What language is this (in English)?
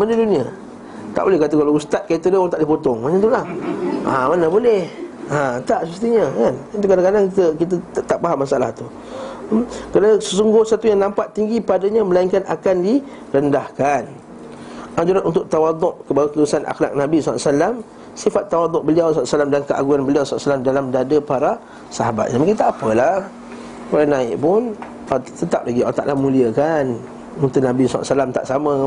Malay